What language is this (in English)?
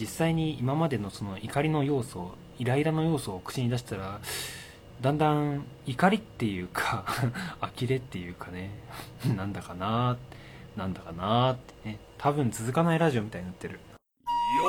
Japanese